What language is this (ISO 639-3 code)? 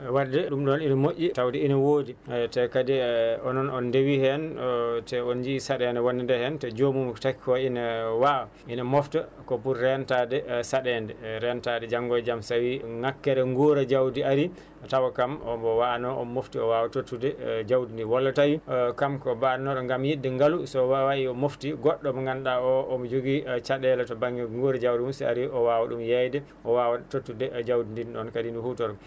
ful